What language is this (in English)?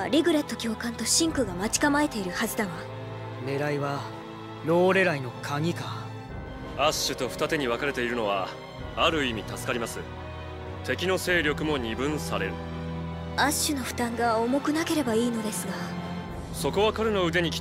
Japanese